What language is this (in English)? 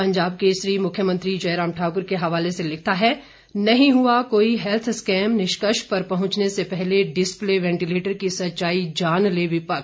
Hindi